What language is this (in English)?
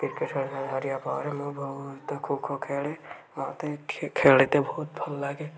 Odia